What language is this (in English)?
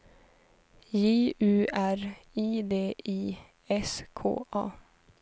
Swedish